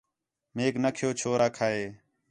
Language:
Khetrani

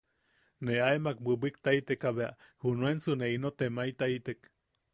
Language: Yaqui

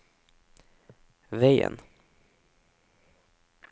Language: Norwegian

